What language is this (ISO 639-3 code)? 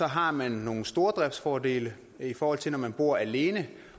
dan